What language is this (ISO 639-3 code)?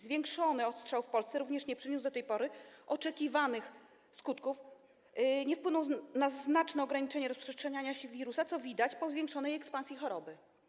pol